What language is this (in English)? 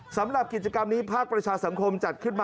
Thai